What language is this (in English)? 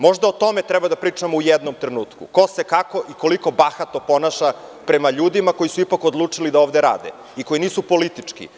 Serbian